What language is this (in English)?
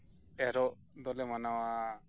Santali